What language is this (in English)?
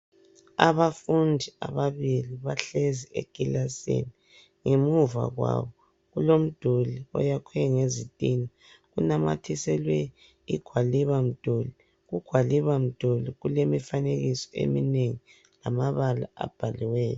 North Ndebele